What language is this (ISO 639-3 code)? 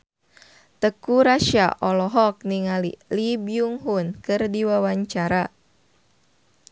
sun